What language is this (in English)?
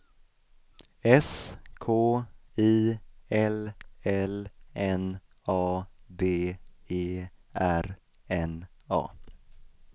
Swedish